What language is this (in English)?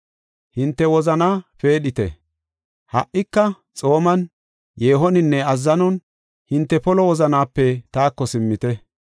Gofa